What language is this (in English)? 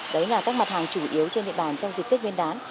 Vietnamese